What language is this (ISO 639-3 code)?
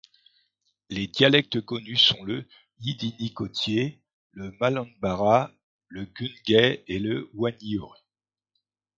fra